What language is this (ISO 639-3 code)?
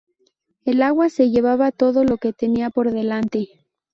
spa